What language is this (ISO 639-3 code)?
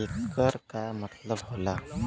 bho